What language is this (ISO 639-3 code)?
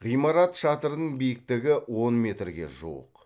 kaz